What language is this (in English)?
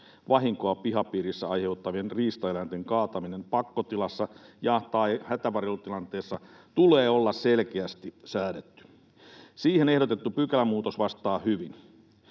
Finnish